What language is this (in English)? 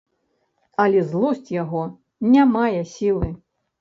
Belarusian